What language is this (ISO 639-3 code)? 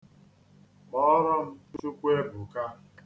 ibo